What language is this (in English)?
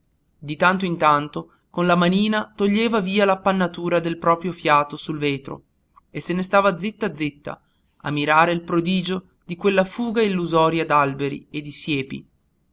Italian